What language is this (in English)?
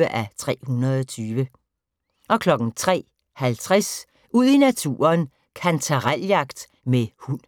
Danish